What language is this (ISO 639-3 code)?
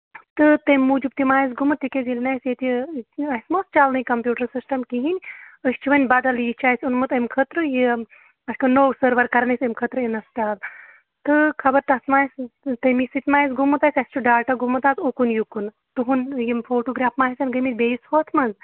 kas